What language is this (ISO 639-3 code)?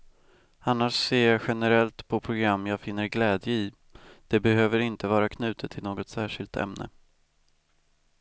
swe